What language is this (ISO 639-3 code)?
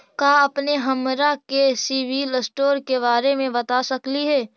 mag